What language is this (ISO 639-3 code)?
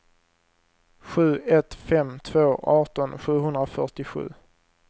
swe